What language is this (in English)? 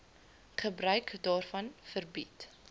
Afrikaans